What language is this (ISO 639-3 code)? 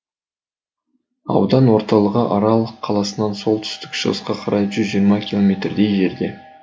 kaz